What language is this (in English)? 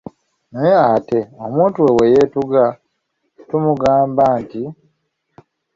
Ganda